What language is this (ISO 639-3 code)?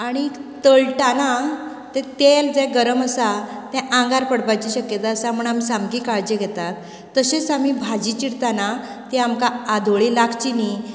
kok